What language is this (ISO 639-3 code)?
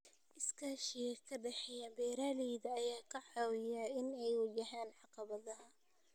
som